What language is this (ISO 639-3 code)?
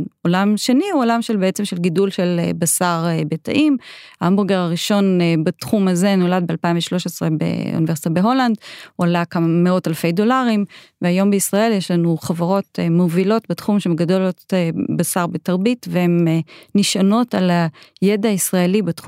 heb